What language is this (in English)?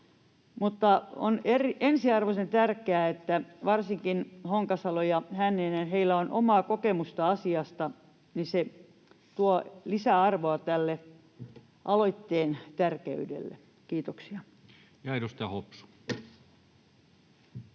Finnish